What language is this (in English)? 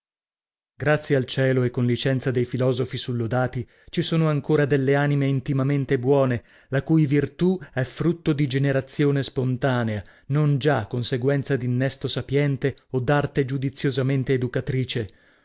Italian